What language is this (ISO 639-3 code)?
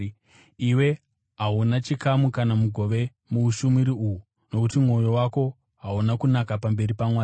sna